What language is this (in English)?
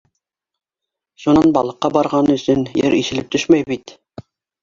Bashkir